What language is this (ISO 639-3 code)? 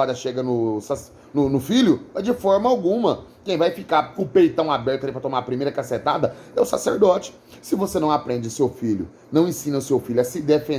por